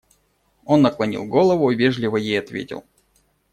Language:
Russian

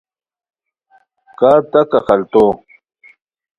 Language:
Khowar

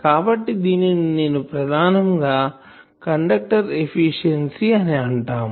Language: Telugu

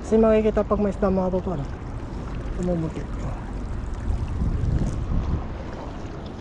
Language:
Filipino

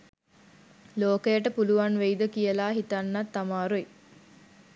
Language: Sinhala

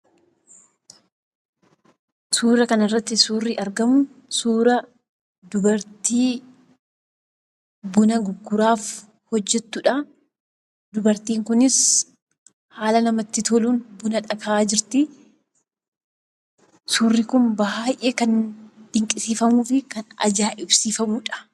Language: Oromo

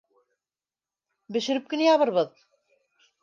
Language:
Bashkir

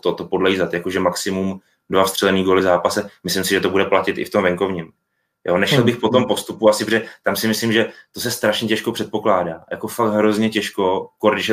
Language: Czech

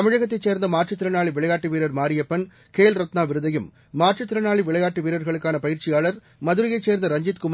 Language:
Tamil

